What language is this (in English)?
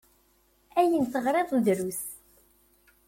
Kabyle